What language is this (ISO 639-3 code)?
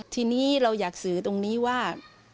tha